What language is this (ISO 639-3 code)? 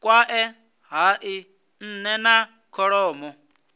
ven